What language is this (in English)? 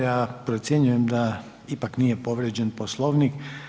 Croatian